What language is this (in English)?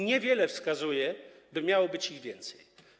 Polish